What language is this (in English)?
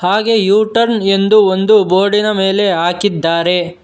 Kannada